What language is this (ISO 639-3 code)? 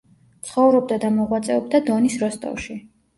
kat